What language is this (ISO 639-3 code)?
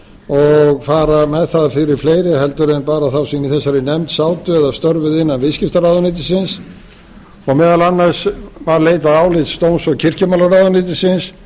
isl